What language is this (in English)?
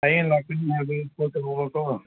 Manipuri